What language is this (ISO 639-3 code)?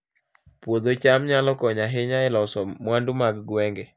luo